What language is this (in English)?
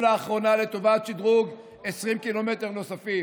Hebrew